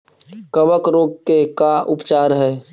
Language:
Magahi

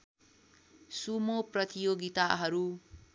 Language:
Nepali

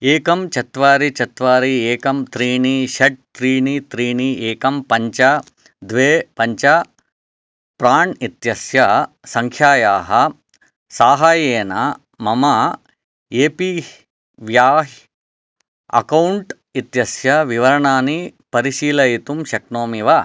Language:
Sanskrit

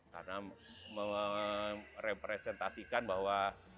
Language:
Indonesian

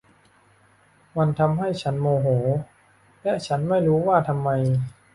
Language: Thai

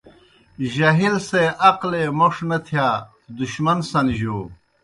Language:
Kohistani Shina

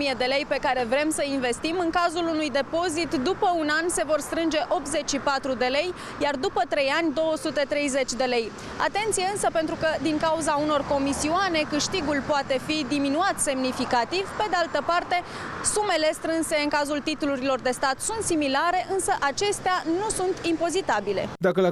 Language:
Romanian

